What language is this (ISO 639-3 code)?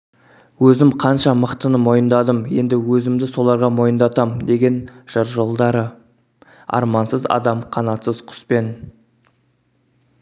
kaz